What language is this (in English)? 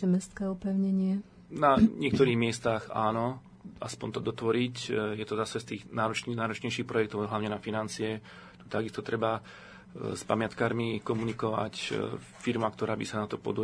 Slovak